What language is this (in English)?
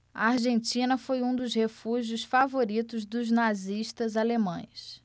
Portuguese